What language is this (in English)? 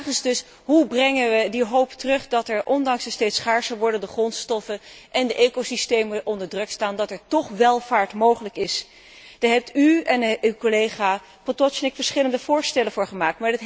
Dutch